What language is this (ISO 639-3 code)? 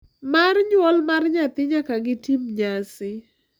luo